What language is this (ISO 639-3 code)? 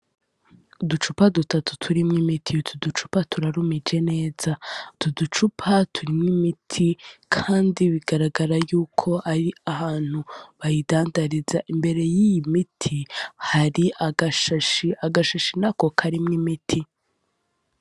run